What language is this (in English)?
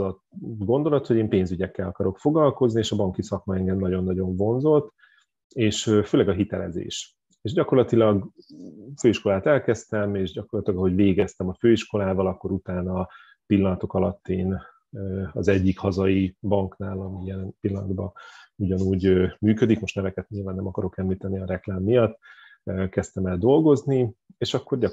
Hungarian